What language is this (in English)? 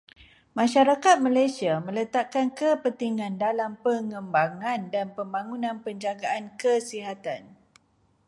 Malay